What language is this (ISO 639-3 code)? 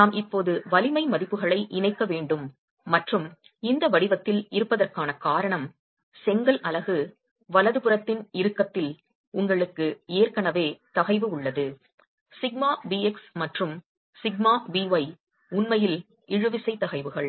tam